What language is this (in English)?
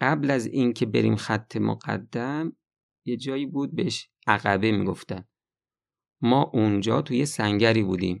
Persian